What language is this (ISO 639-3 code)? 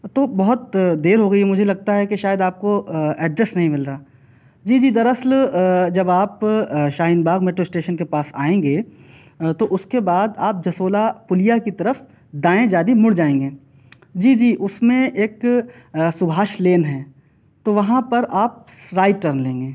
urd